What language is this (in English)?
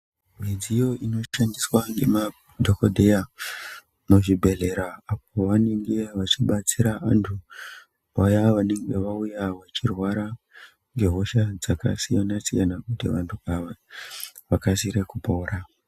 Ndau